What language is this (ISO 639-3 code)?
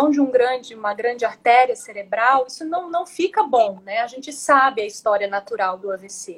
por